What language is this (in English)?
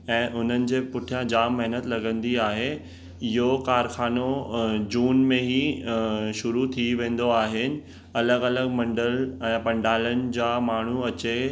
Sindhi